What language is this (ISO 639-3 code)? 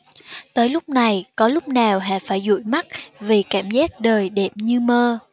vie